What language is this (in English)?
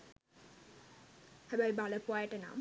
Sinhala